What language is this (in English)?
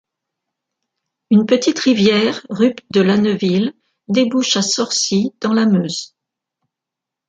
French